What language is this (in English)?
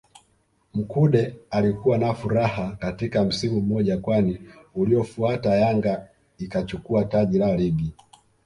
Swahili